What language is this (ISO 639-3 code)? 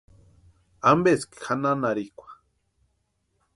pua